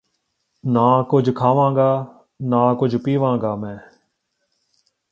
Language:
Punjabi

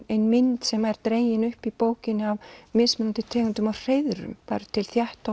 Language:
Icelandic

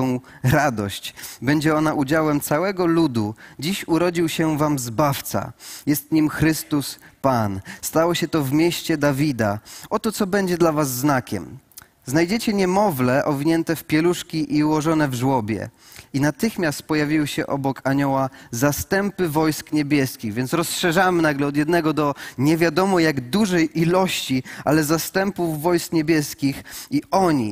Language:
Polish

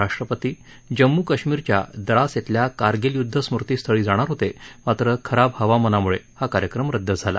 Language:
Marathi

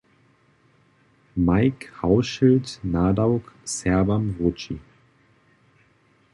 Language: Upper Sorbian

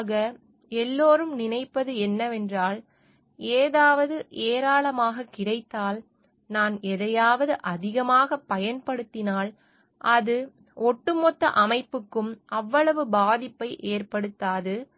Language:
Tamil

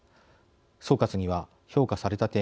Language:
Japanese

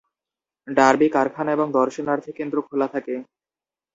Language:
Bangla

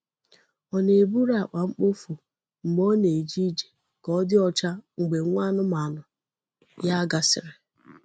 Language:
Igbo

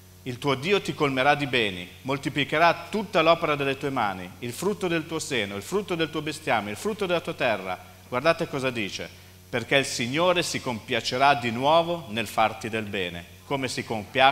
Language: Italian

